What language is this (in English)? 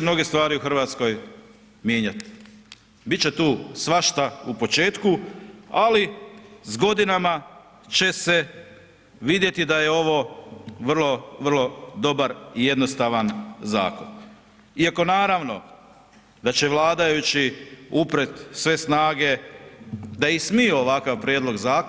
Croatian